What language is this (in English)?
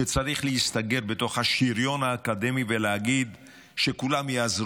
Hebrew